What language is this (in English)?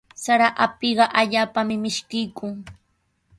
Sihuas Ancash Quechua